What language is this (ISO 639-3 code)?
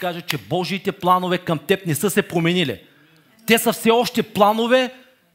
bul